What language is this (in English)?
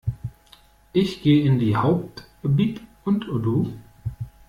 German